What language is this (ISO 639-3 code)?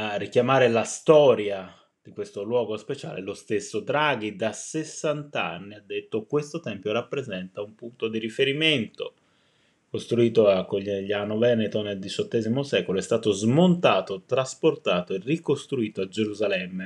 ita